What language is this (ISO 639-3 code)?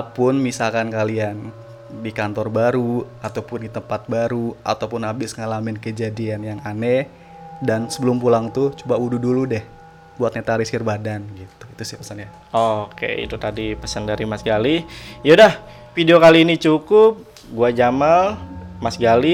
ind